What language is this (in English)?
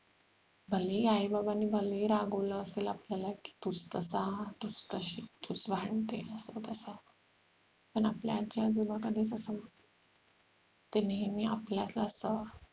Marathi